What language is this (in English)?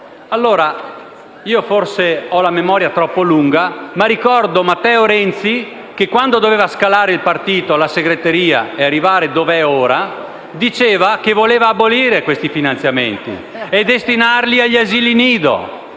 Italian